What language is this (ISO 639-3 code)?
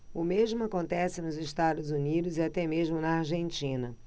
por